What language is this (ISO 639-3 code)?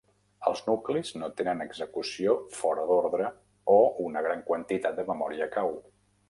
cat